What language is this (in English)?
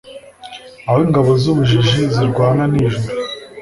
Kinyarwanda